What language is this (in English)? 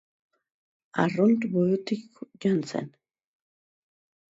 Basque